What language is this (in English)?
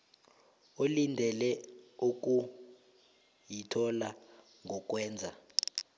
South Ndebele